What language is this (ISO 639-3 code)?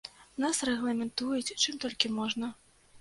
bel